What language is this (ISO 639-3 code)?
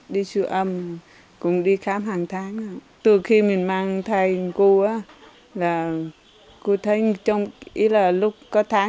vie